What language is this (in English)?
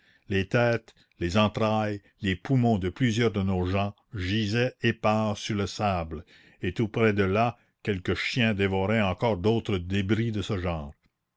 French